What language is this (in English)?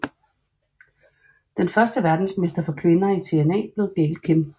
Danish